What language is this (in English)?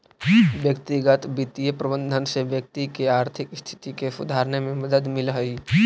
Magahi